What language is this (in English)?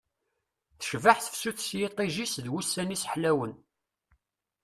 Kabyle